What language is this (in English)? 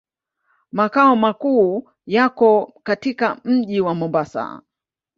Swahili